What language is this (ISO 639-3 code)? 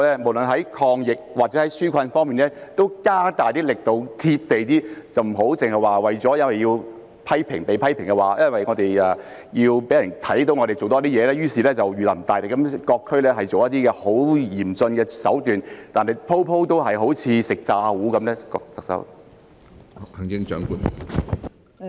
yue